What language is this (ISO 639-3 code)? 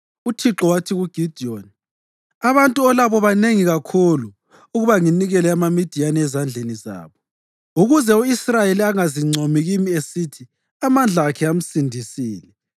nde